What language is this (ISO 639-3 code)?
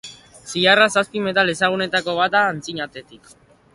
eus